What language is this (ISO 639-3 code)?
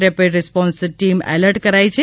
guj